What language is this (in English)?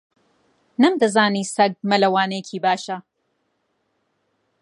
Central Kurdish